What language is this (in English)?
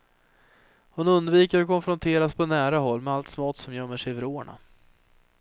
Swedish